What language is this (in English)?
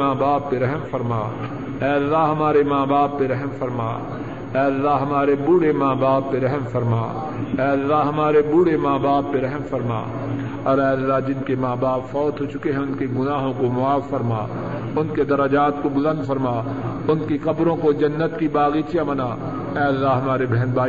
Urdu